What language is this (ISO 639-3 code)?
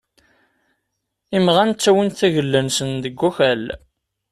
kab